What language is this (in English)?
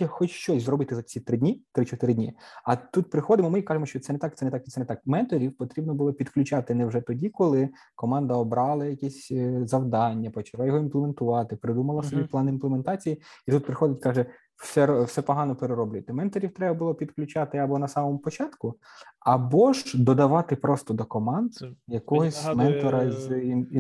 Ukrainian